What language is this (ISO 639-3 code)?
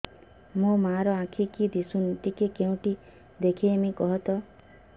ori